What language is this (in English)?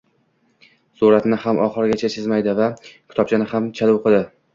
Uzbek